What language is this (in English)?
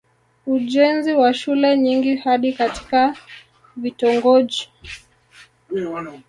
Swahili